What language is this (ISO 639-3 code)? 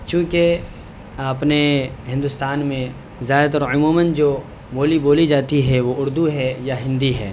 urd